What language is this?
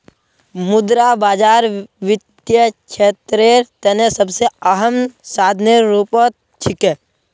Magahi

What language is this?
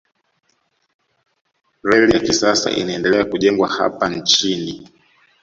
Swahili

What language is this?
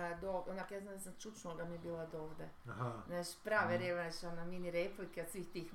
Croatian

